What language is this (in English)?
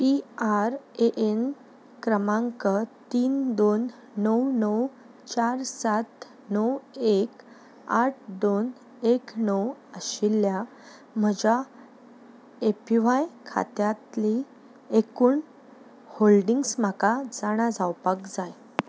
Konkani